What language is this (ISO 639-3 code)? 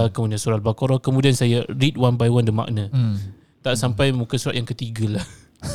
msa